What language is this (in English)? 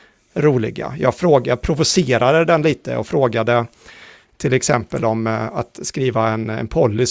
Swedish